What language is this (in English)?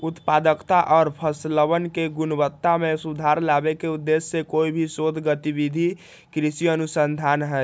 Magahi